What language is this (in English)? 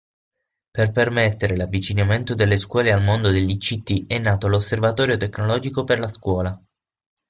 Italian